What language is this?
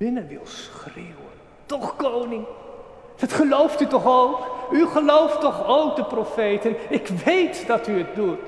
Dutch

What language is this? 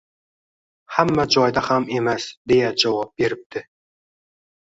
Uzbek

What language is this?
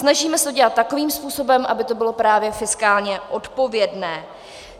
Czech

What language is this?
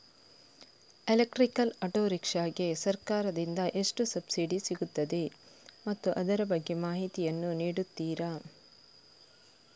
Kannada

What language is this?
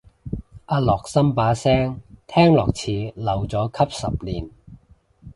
Cantonese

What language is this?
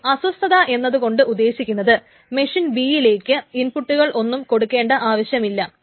Malayalam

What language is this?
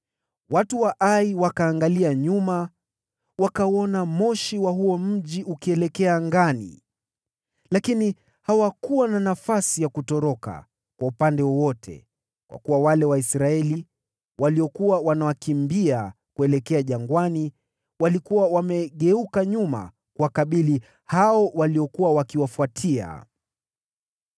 Swahili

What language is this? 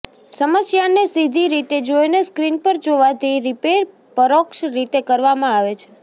Gujarati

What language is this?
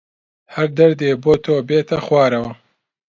Central Kurdish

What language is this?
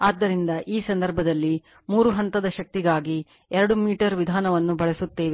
Kannada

